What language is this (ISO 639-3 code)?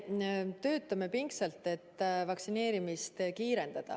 est